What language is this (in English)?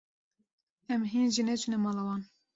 Kurdish